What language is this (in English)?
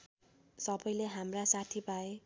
Nepali